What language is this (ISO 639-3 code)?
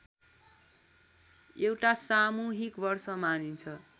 nep